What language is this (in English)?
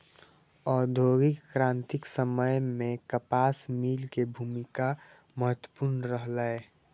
Maithili